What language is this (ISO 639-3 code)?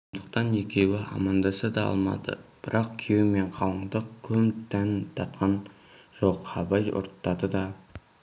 kaz